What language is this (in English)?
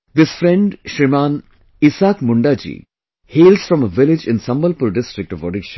English